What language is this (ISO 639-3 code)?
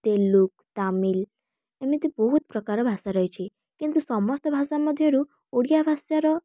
ori